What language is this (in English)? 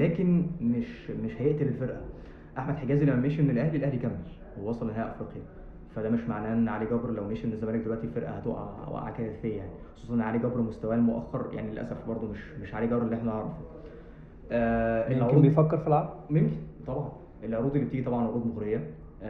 Arabic